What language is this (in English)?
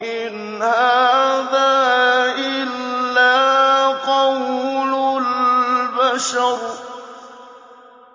Arabic